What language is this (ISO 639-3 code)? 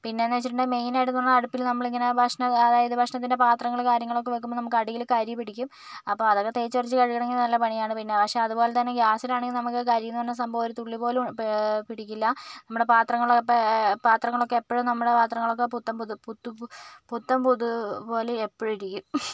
mal